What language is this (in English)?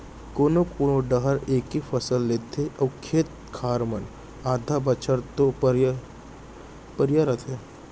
Chhattisgarhi